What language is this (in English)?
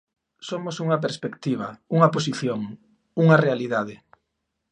Galician